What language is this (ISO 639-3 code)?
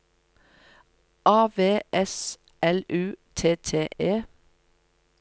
nor